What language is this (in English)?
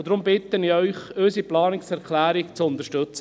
Swiss German